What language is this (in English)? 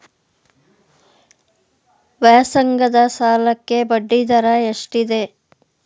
Kannada